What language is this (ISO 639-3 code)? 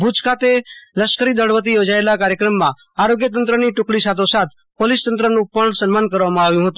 guj